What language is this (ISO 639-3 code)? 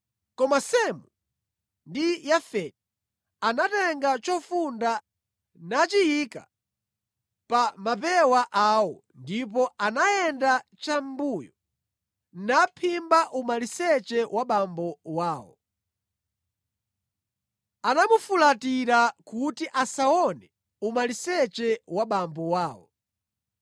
nya